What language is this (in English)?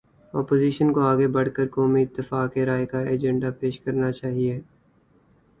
Urdu